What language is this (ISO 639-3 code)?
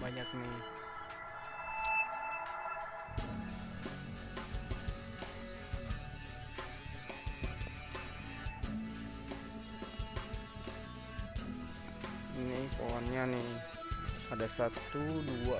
ind